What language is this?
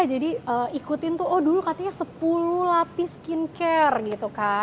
Indonesian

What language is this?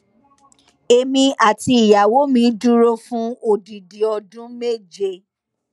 Yoruba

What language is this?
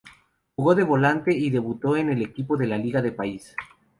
Spanish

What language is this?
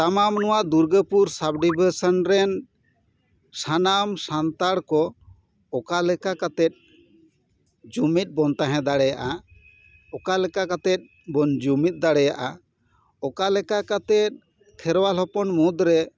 Santali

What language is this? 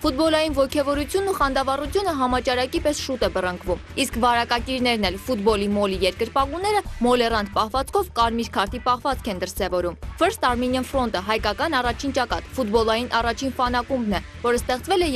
Turkish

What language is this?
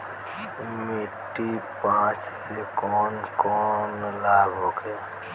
Bhojpuri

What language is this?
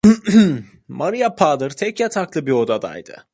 Turkish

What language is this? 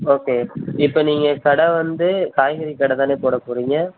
Tamil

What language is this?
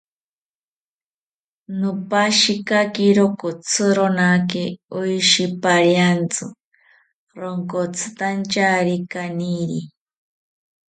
South Ucayali Ashéninka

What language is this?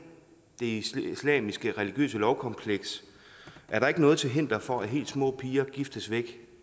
Danish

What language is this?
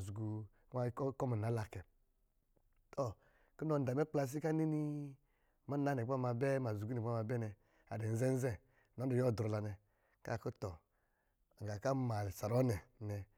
Lijili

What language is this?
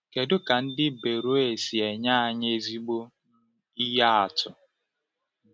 Igbo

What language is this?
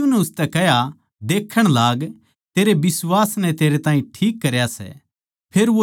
Haryanvi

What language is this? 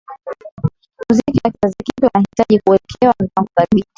Swahili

